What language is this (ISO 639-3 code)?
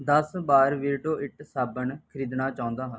pan